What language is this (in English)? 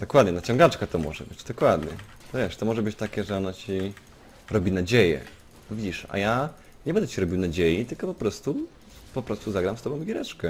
Polish